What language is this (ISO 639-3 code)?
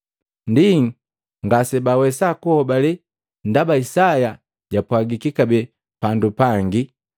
mgv